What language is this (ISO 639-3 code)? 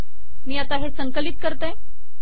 mar